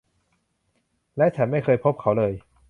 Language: Thai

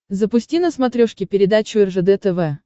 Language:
Russian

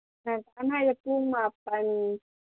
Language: Manipuri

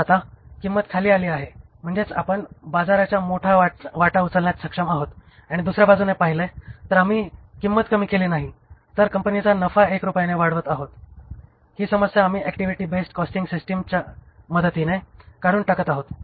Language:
Marathi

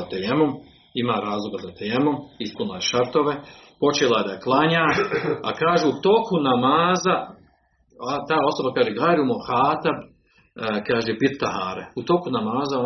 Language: Croatian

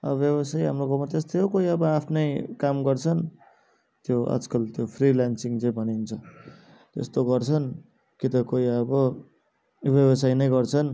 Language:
Nepali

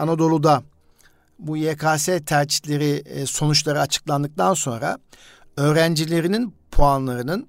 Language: Turkish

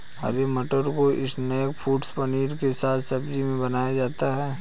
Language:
Hindi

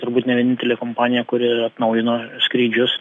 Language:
Lithuanian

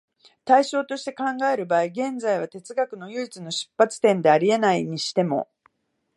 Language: Japanese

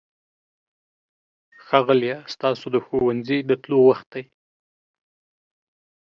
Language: Pashto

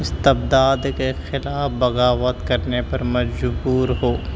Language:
Urdu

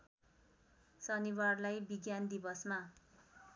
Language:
Nepali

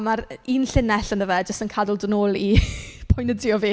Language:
Welsh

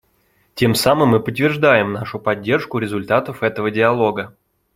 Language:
Russian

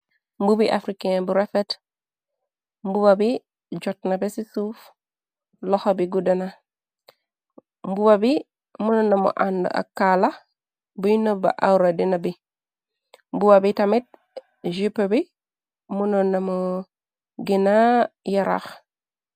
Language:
Wolof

